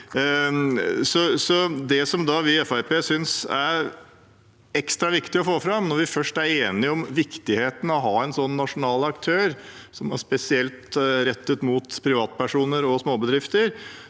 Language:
Norwegian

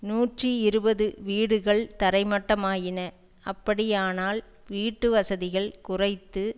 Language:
Tamil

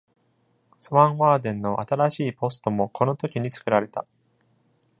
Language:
Japanese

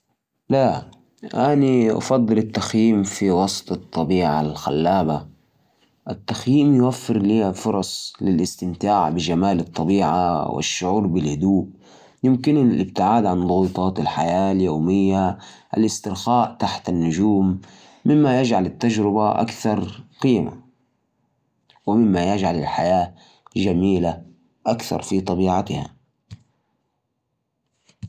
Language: Najdi Arabic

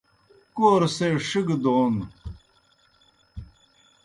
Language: Kohistani Shina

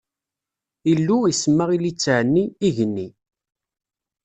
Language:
Kabyle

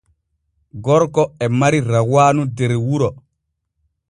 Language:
Borgu Fulfulde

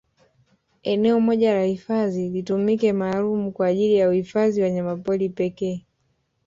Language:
Swahili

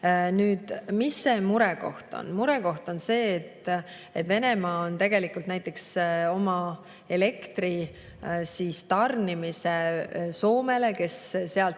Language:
Estonian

